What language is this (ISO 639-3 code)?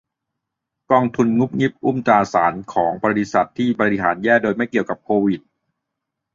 tha